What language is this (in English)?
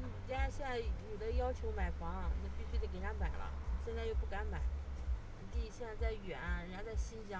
Chinese